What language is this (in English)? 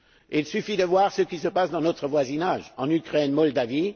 French